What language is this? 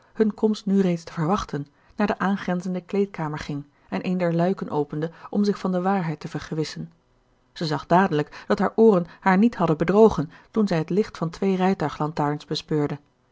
Dutch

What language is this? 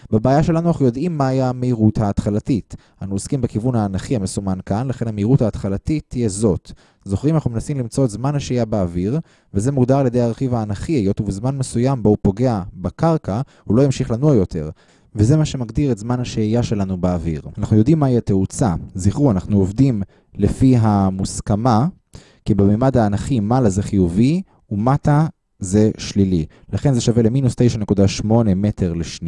Hebrew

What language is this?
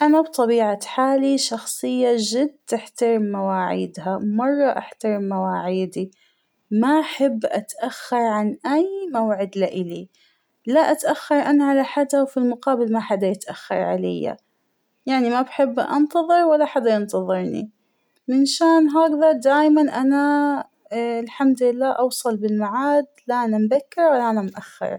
Hijazi Arabic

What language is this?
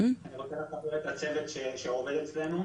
Hebrew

